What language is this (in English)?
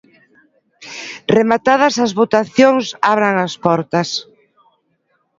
Galician